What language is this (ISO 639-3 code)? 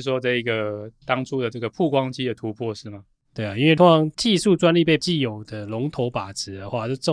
zho